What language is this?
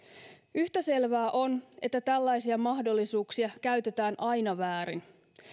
Finnish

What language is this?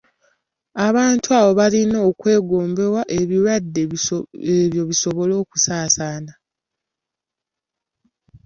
Ganda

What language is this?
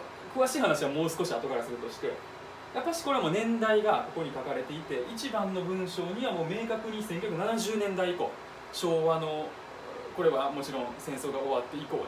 Japanese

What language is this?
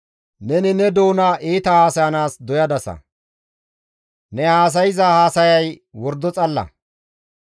Gamo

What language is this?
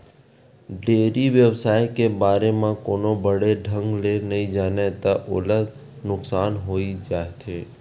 Chhattisgarhi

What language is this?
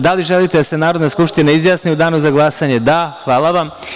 Serbian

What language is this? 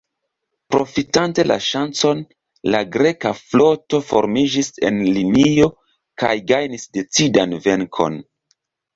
Esperanto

